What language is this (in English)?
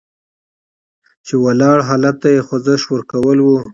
Pashto